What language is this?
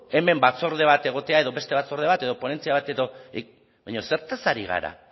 Basque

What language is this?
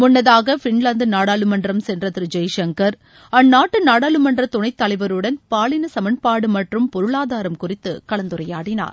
Tamil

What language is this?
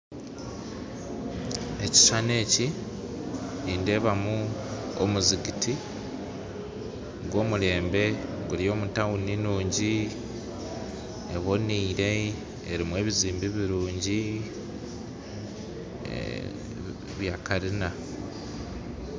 Nyankole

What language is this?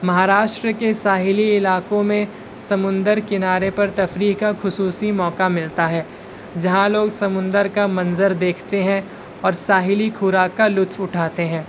Urdu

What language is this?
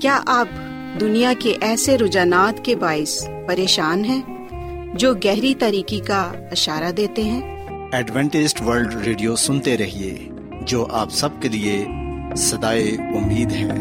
Urdu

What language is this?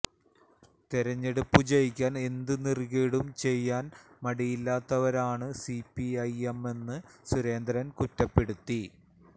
Malayalam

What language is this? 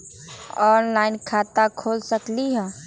Magahi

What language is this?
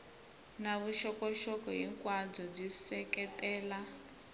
Tsonga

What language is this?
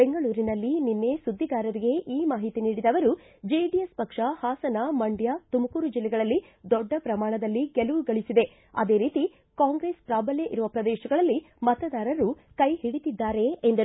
Kannada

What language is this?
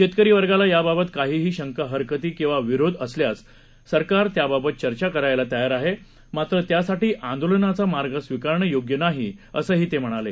Marathi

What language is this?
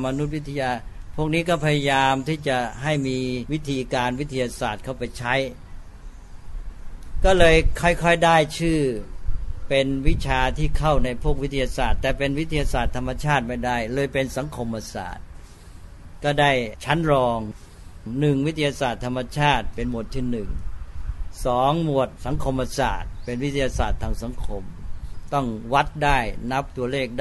Thai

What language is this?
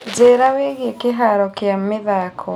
Kikuyu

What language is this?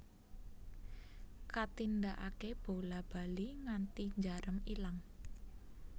Javanese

